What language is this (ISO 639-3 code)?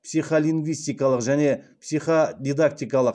kaz